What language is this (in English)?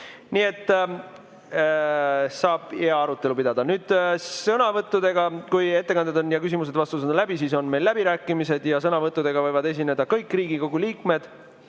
Estonian